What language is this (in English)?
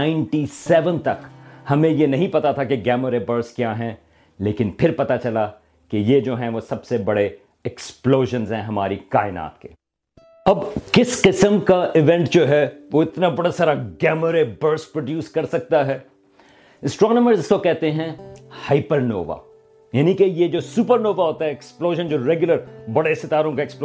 Urdu